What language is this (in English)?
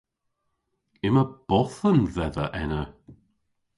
Cornish